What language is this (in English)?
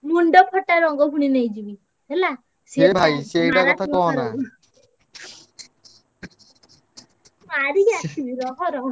Odia